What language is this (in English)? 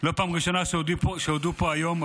Hebrew